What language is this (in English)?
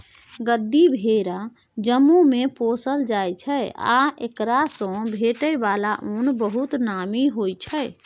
Maithili